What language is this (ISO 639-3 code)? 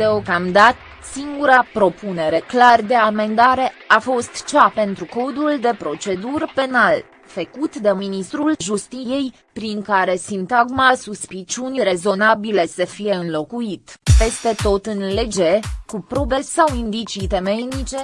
ron